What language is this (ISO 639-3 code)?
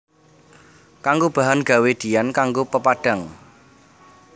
jav